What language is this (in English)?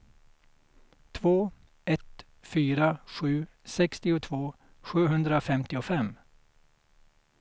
Swedish